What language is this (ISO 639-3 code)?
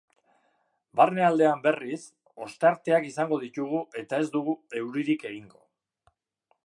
eus